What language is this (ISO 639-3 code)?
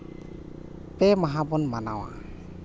sat